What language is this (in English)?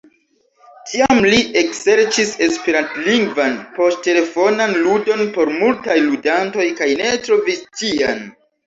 Esperanto